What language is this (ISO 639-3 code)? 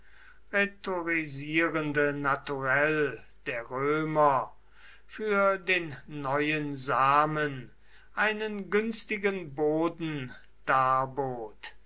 deu